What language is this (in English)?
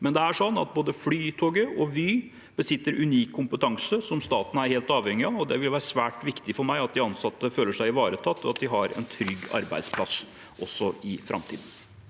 Norwegian